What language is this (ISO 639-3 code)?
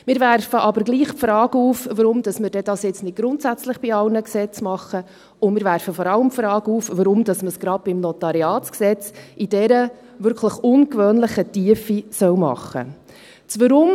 gsw